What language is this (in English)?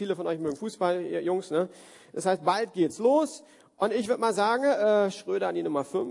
German